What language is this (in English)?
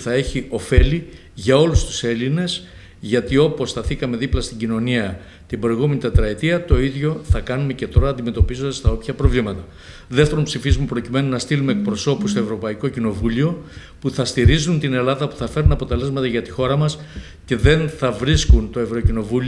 Greek